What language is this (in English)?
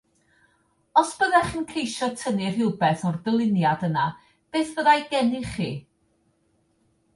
Welsh